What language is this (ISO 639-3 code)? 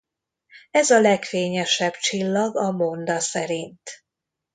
hun